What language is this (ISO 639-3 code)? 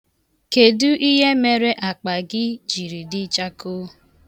ibo